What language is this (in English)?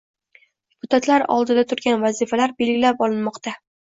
Uzbek